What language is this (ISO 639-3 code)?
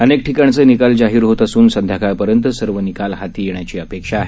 mar